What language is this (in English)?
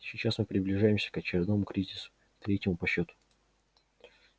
Russian